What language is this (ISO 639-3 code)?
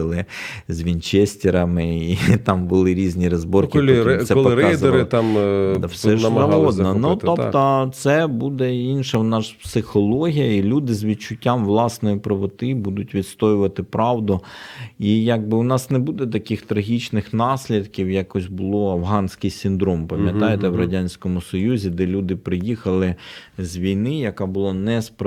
ukr